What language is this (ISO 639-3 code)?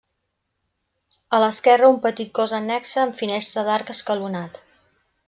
cat